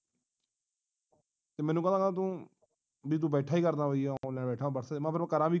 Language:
Punjabi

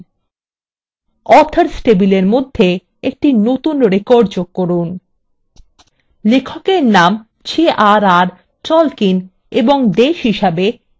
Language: Bangla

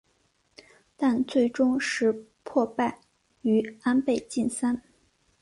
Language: Chinese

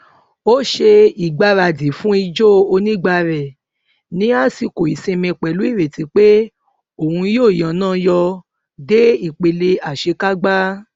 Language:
Yoruba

